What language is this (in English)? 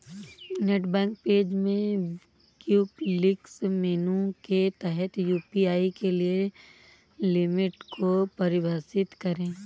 Hindi